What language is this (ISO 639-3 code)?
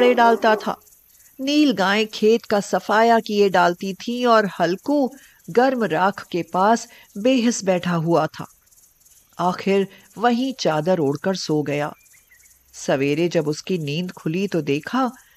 hin